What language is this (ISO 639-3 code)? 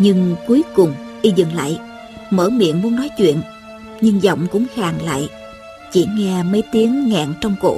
vie